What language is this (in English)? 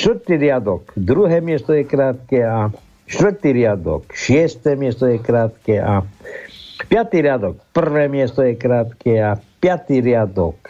Slovak